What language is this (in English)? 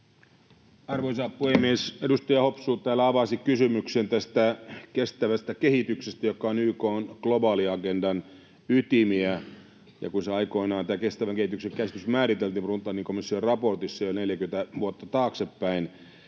Finnish